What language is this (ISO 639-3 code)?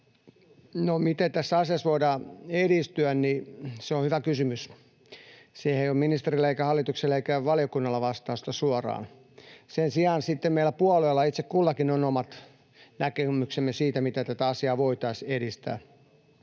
fin